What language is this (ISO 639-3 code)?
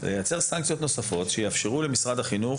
heb